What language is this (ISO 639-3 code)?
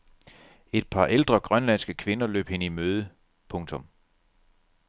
dan